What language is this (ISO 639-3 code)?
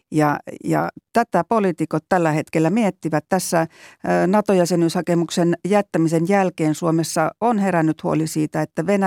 fin